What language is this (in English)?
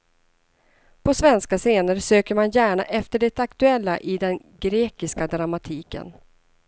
Swedish